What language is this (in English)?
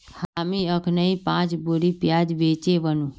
Magahi